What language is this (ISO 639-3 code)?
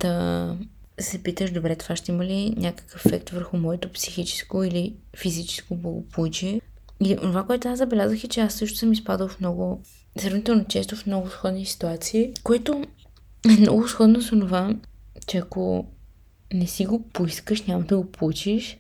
bul